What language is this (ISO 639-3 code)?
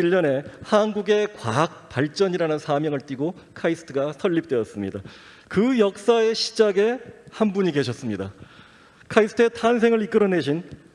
kor